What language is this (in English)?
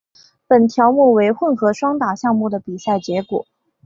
Chinese